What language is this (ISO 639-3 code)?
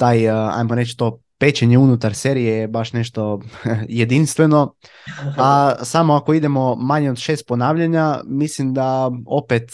hrv